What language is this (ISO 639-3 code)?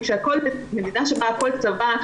heb